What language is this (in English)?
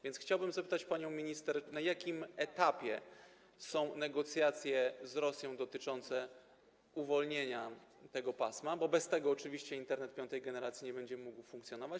Polish